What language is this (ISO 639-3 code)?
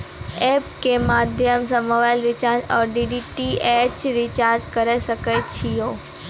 mai